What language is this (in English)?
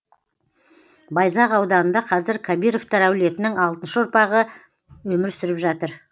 Kazakh